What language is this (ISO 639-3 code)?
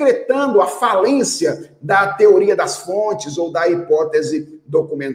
por